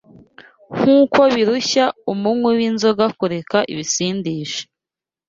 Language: Kinyarwanda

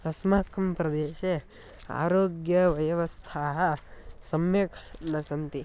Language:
Sanskrit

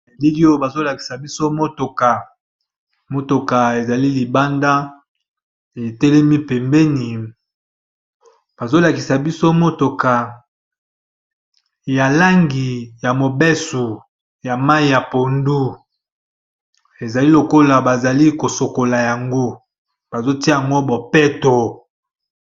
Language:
Lingala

